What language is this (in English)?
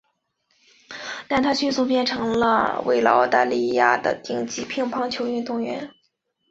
Chinese